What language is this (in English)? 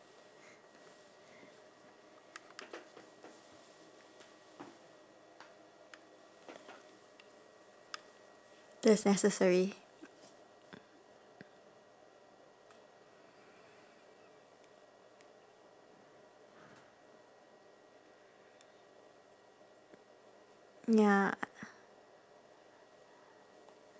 English